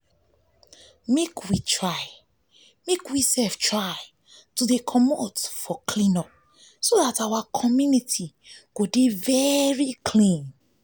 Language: Nigerian Pidgin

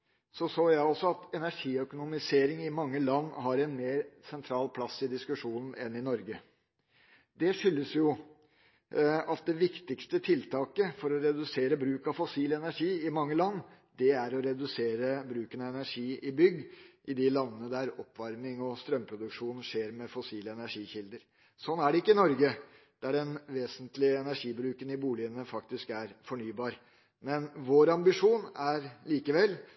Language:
Norwegian Bokmål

